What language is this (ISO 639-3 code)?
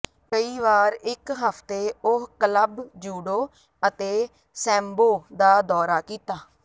pan